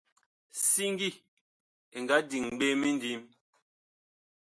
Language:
Bakoko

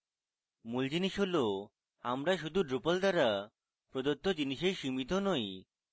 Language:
Bangla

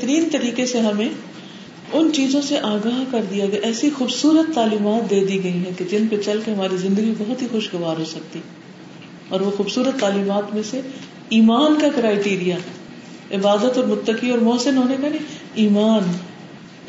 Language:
Urdu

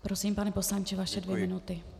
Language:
Czech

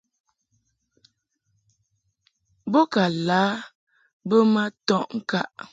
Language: Mungaka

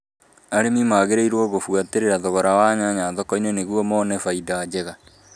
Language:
Kikuyu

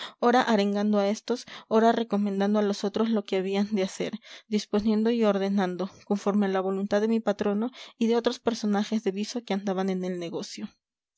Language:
Spanish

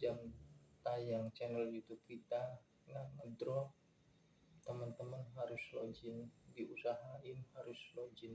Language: Indonesian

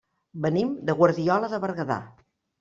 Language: Catalan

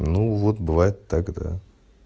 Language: Russian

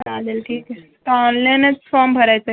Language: Marathi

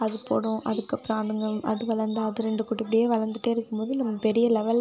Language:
Tamil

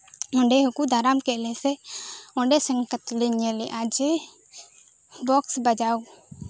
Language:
Santali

